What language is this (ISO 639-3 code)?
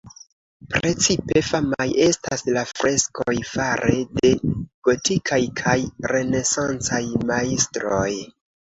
epo